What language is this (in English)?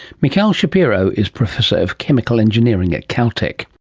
English